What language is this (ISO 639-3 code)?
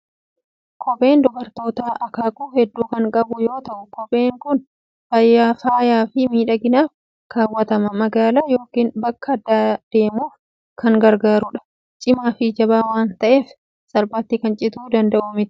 orm